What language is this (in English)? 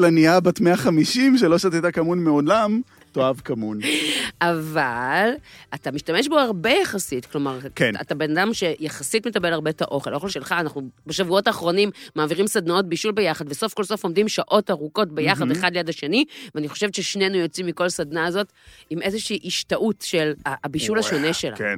Hebrew